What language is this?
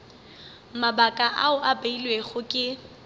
Northern Sotho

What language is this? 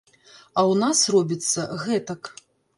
Belarusian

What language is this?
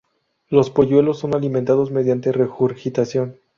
Spanish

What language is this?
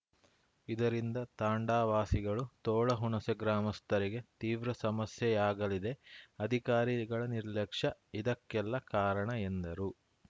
Kannada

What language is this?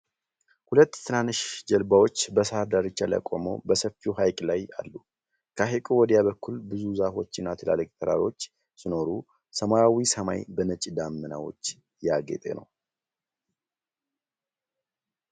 Amharic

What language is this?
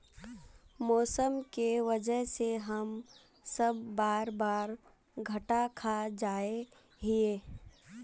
Magahi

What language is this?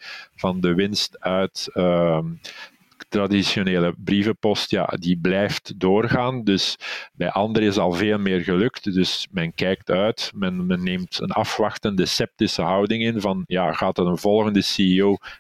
Dutch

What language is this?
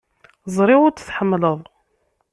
Kabyle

